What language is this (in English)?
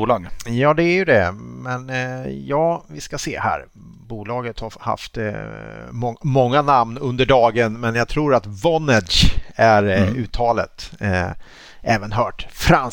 Swedish